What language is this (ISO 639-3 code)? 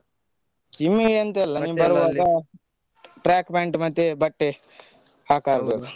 kan